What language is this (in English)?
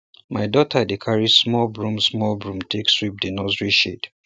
Nigerian Pidgin